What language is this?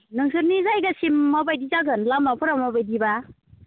Bodo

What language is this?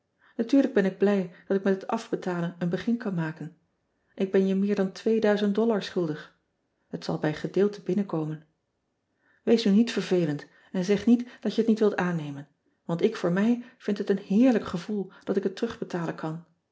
Dutch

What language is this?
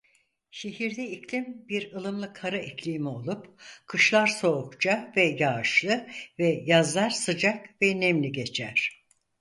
Turkish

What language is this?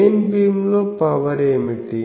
Telugu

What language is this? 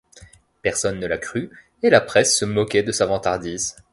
French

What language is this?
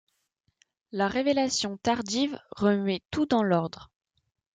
French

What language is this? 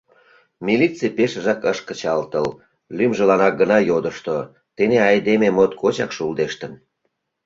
Mari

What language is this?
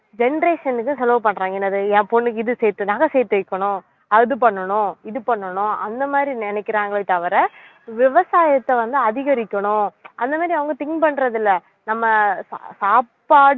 Tamil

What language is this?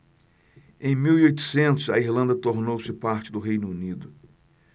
Portuguese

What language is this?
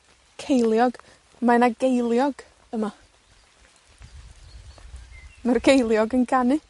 Welsh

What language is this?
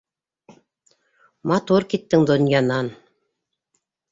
Bashkir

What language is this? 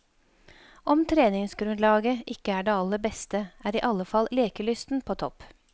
Norwegian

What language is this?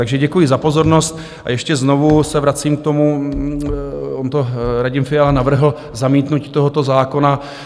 Czech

